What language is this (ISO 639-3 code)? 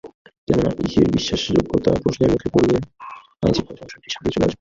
ben